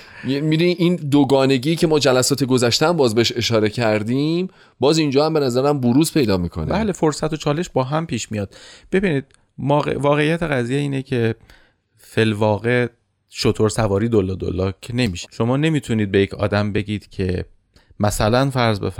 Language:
Persian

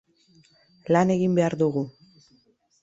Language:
Basque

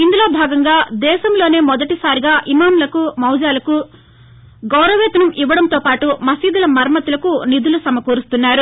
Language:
Telugu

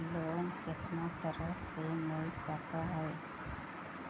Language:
Magahi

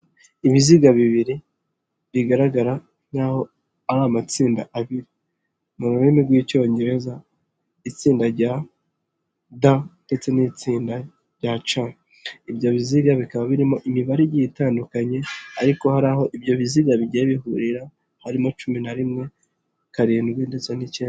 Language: Kinyarwanda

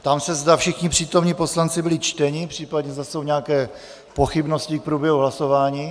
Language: Czech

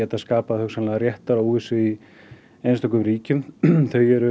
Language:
Icelandic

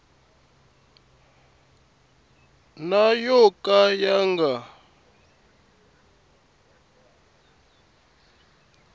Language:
Tsonga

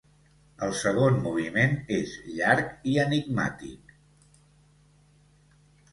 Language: Catalan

